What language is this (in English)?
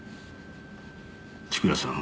Japanese